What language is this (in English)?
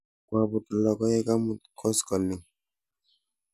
Kalenjin